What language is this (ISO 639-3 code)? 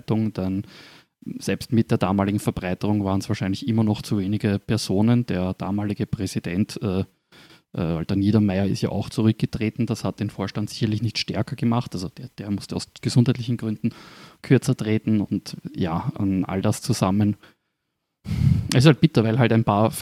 deu